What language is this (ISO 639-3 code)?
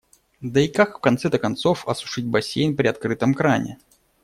rus